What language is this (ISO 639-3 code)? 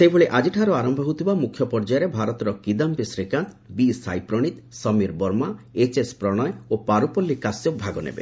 ori